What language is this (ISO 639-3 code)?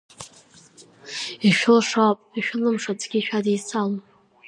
abk